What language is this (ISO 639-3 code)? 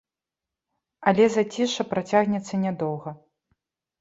bel